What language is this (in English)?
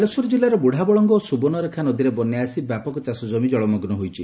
Odia